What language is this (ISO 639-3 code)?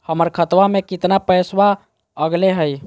mag